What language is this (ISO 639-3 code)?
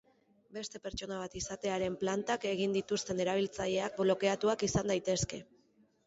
eus